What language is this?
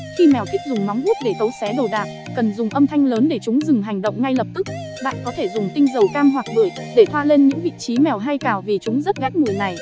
Vietnamese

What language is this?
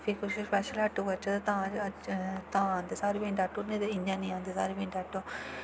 Dogri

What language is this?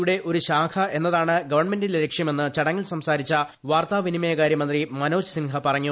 Malayalam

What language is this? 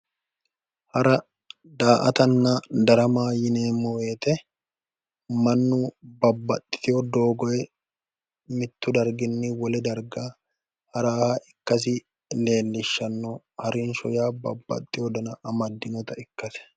Sidamo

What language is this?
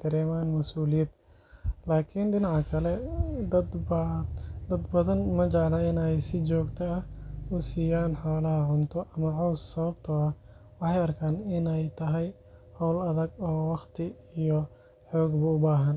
Somali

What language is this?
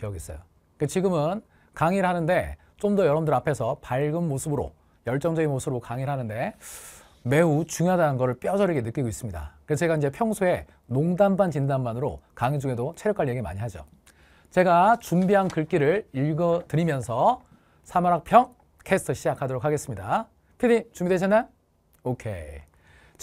Korean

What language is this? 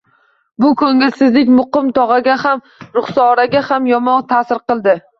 Uzbek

